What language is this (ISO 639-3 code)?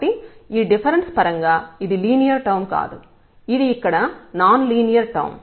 tel